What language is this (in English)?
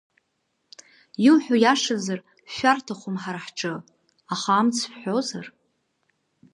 Abkhazian